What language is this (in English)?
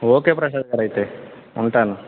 Telugu